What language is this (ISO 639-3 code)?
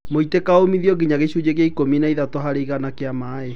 kik